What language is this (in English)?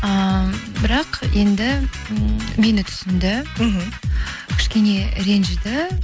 Kazakh